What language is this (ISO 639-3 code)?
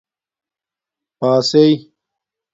dmk